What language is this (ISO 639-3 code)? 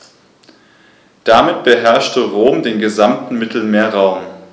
deu